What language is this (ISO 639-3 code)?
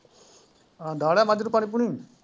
pan